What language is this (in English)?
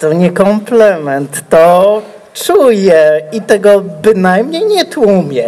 Polish